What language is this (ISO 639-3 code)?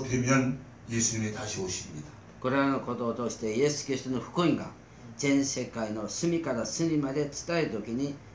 kor